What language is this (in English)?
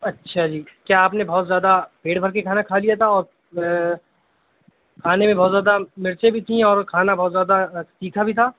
Urdu